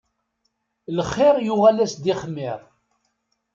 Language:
Kabyle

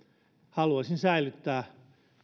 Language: Finnish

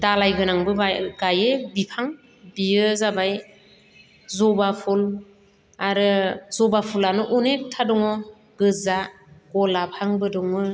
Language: Bodo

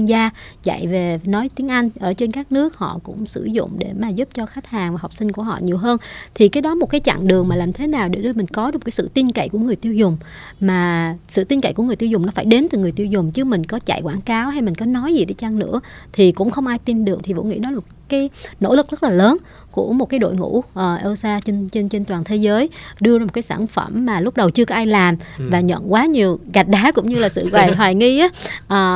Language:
Vietnamese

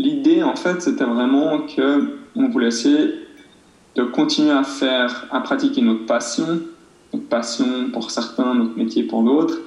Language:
French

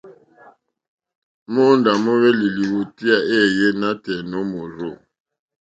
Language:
Mokpwe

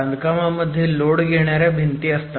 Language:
Marathi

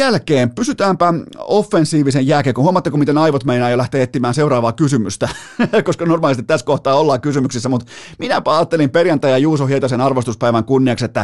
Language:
Finnish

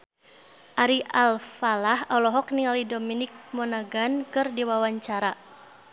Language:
Sundanese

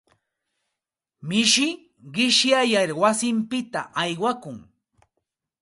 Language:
Santa Ana de Tusi Pasco Quechua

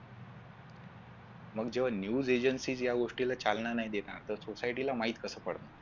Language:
Marathi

